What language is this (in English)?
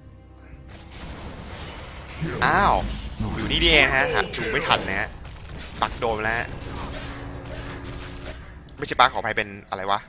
Thai